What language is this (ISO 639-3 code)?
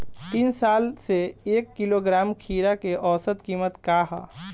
bho